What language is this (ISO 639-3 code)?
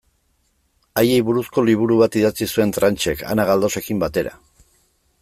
eus